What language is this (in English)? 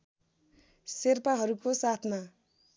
Nepali